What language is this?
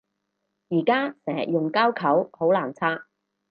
Cantonese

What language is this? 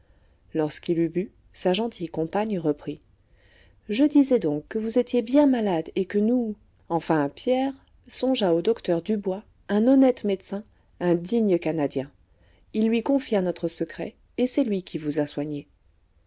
French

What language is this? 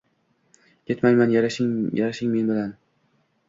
Uzbek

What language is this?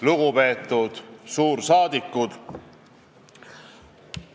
Estonian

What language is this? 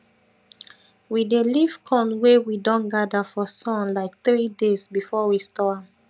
Nigerian Pidgin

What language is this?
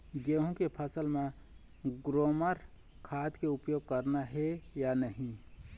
Chhattisgarhi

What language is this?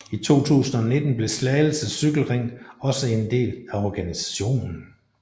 Danish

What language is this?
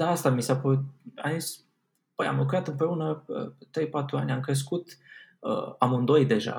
Romanian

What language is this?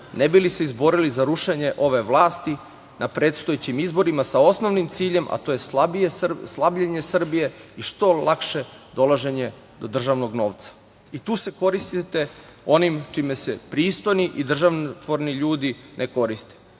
Serbian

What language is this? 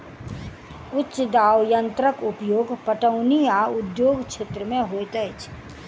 Maithili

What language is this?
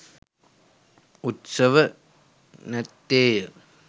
Sinhala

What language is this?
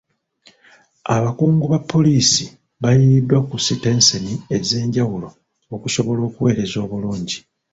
Ganda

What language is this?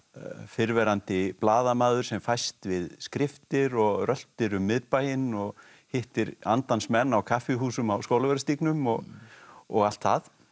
Icelandic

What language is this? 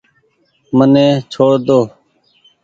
Goaria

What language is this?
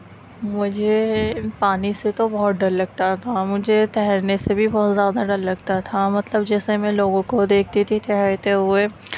Urdu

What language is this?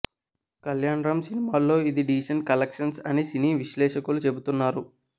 Telugu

